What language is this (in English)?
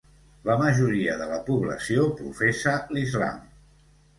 Catalan